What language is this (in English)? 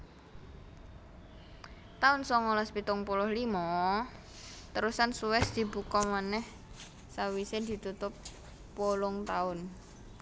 Javanese